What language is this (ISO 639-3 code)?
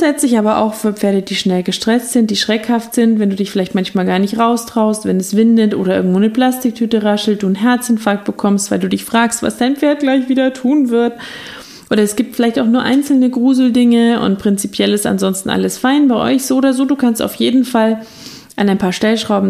deu